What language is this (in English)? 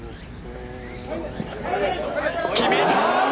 Japanese